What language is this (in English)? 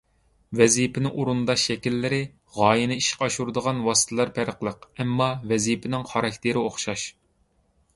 Uyghur